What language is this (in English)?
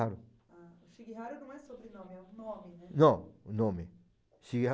Portuguese